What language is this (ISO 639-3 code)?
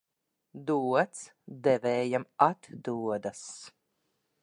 lav